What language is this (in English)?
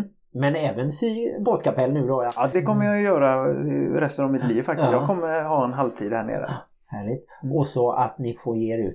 Swedish